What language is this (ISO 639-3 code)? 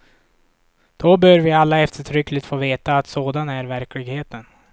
swe